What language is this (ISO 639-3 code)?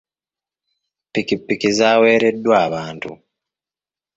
lug